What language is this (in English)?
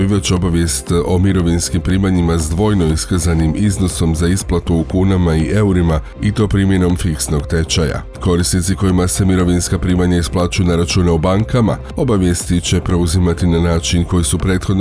Croatian